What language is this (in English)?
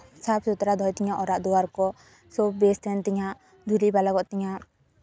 Santali